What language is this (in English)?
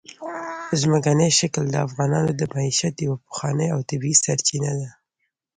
Pashto